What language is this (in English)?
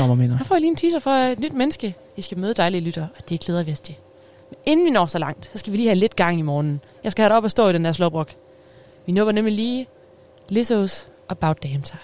Danish